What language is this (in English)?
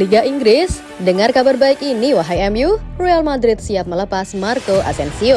Indonesian